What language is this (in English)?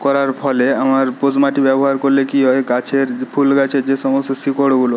Bangla